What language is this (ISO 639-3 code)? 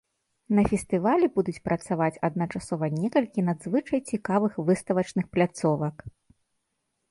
bel